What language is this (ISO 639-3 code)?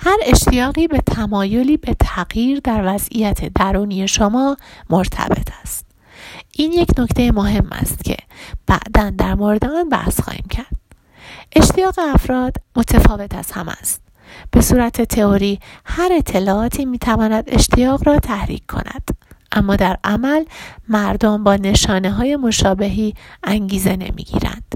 fas